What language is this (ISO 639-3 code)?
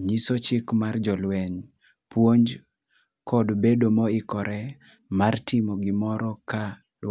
luo